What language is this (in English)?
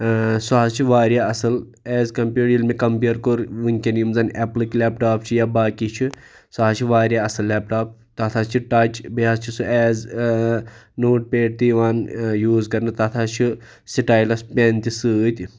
Kashmiri